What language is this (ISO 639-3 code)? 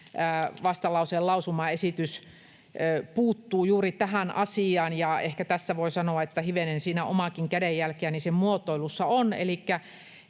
fin